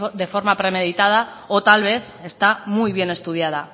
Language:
Spanish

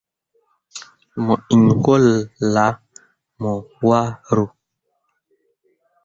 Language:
Mundang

